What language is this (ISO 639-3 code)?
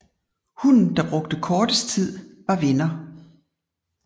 dan